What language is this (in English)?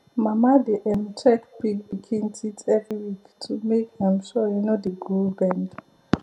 Nigerian Pidgin